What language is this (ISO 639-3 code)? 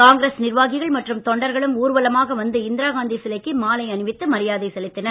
tam